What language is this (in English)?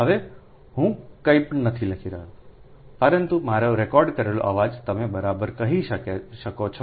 Gujarati